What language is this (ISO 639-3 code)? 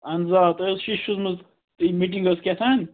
kas